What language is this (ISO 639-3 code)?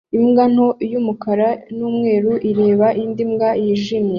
kin